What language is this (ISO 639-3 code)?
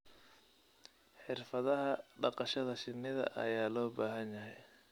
som